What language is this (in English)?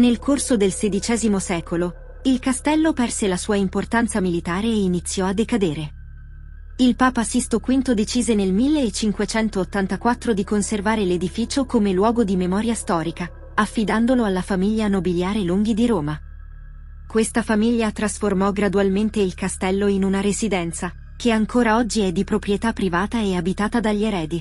Italian